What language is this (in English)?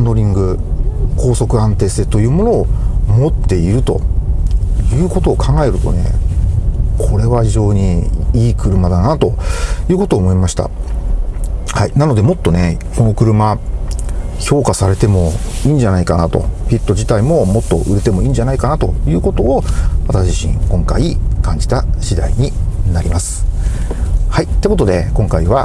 Japanese